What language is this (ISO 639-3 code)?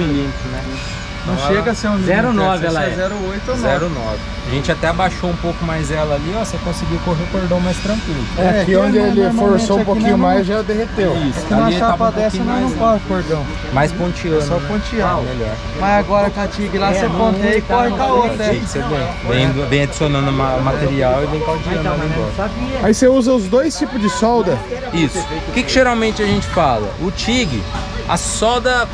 por